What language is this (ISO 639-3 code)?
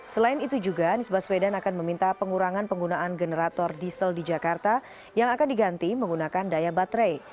ind